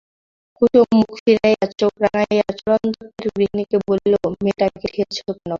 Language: Bangla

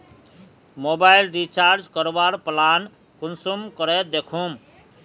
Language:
Magahi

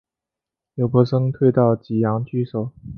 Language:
Chinese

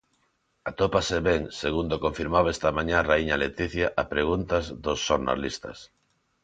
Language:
Galician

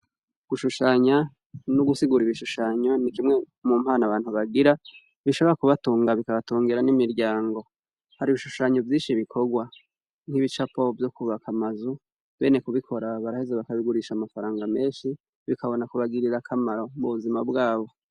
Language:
Rundi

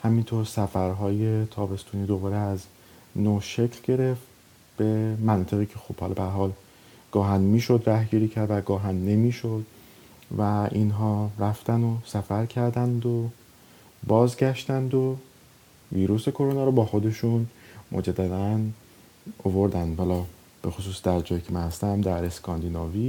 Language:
Persian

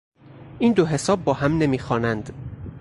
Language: Persian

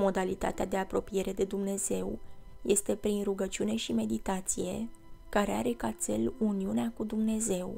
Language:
Romanian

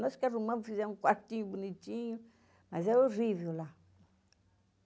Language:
Portuguese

